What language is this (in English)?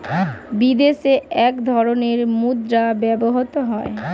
Bangla